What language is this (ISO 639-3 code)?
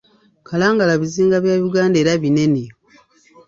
lug